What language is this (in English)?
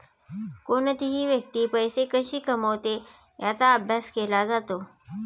Marathi